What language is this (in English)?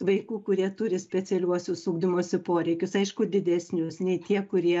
Lithuanian